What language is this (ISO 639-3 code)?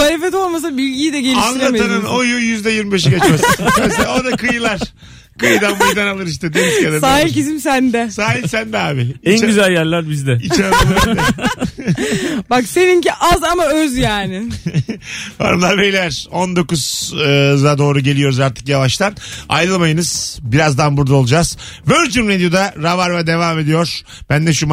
tur